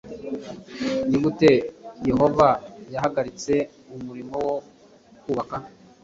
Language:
Kinyarwanda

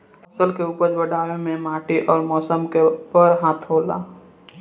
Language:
Bhojpuri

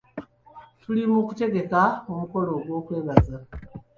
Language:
Ganda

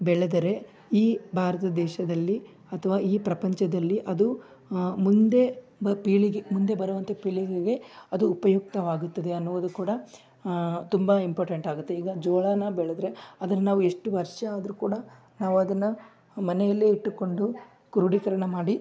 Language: Kannada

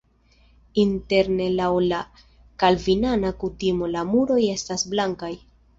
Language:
Esperanto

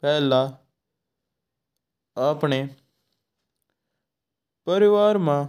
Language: Mewari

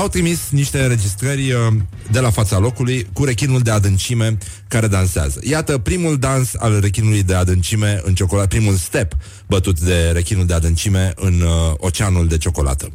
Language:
Romanian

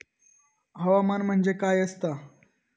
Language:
Marathi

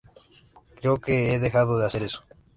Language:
Spanish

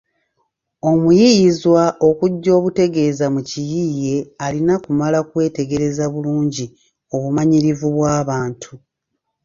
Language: Ganda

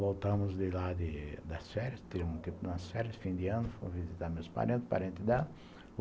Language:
Portuguese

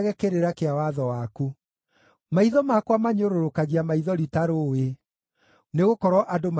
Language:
Kikuyu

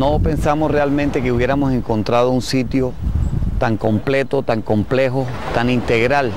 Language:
Spanish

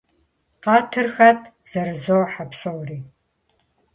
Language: Kabardian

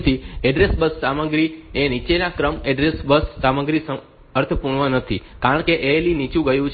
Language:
Gujarati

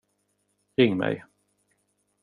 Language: Swedish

